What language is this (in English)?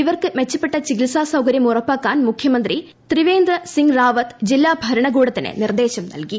Malayalam